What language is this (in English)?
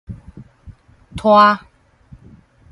Min Nan Chinese